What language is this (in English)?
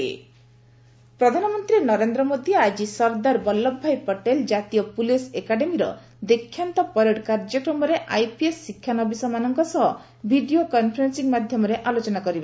Odia